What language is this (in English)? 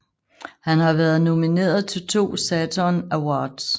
Danish